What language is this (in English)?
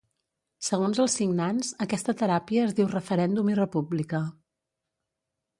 Catalan